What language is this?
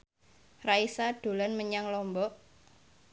Javanese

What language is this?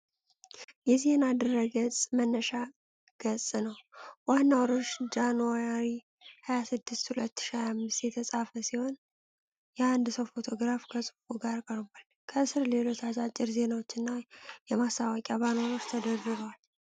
Amharic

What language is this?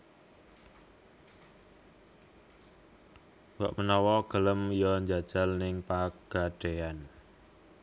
Javanese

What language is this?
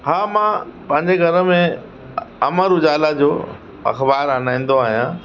Sindhi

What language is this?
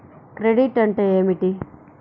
Telugu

